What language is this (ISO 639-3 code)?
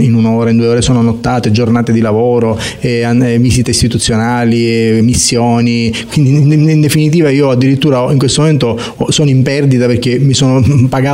ita